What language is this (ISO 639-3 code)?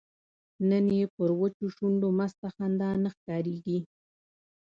pus